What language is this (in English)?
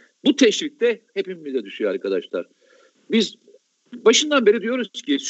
Turkish